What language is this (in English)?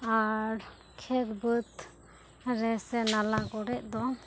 Santali